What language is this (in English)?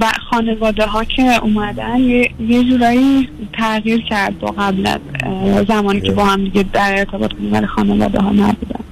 Persian